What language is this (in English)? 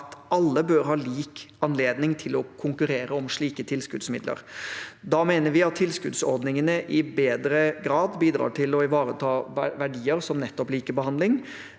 Norwegian